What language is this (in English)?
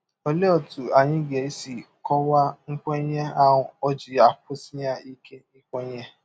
Igbo